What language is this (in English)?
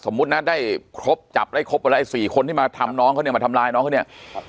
Thai